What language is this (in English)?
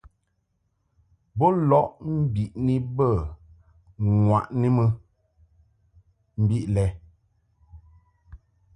Mungaka